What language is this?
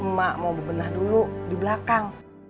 Indonesian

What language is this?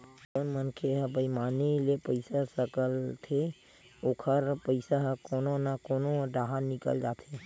Chhattisgarhi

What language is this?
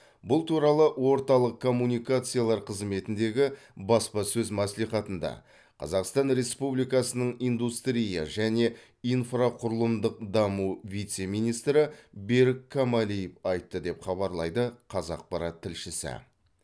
Kazakh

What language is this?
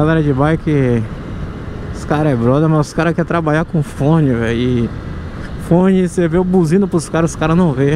Portuguese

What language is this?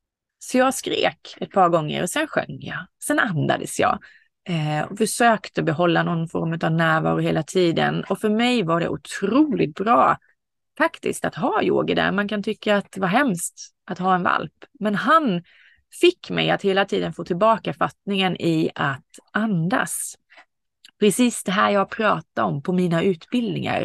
Swedish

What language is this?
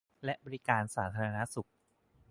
Thai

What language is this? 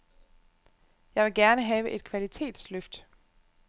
Danish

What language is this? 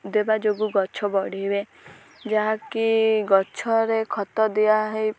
Odia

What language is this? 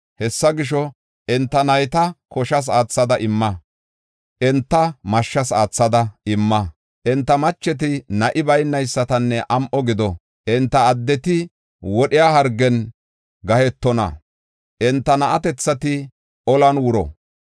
Gofa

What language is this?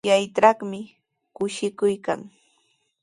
Sihuas Ancash Quechua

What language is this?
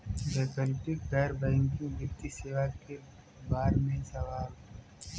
Bhojpuri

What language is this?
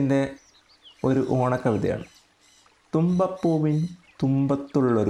Malayalam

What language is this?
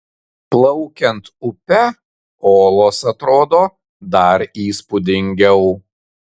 Lithuanian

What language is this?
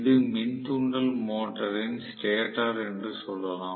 Tamil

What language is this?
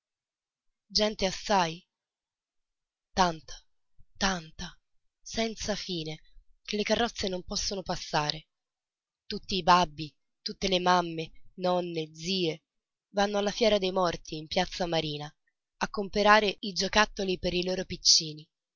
Italian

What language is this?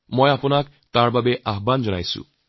Assamese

